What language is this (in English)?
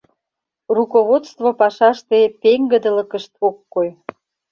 Mari